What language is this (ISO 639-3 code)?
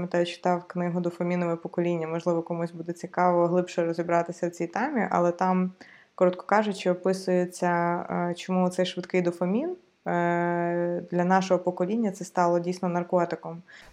ukr